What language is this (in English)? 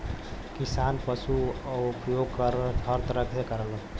Bhojpuri